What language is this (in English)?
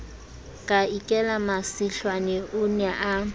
Southern Sotho